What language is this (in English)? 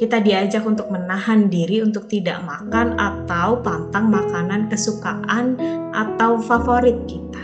Indonesian